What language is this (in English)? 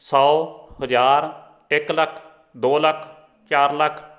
Punjabi